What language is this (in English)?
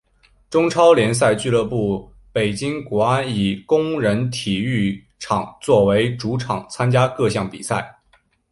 Chinese